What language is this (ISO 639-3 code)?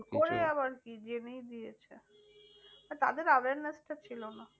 ben